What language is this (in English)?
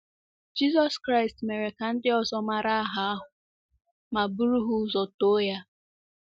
Igbo